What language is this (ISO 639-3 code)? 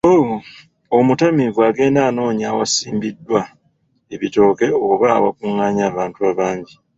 lug